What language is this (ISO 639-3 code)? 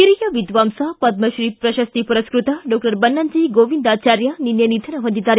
kan